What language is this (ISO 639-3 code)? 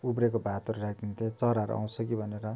nep